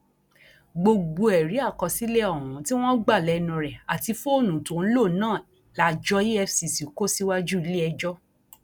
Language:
Yoruba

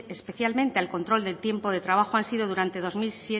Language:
Spanish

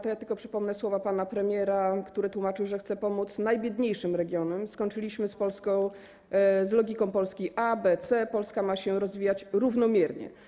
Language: Polish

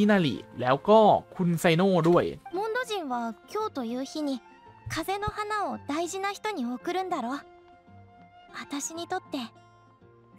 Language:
Thai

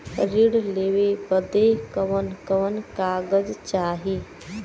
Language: Bhojpuri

